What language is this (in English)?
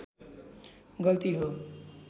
Nepali